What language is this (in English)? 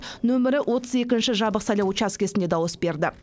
Kazakh